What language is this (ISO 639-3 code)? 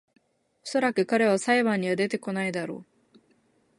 jpn